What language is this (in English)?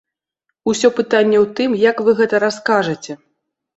Belarusian